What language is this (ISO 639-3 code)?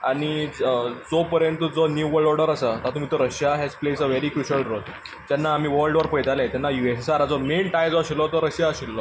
kok